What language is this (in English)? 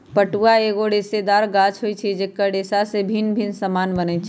Magahi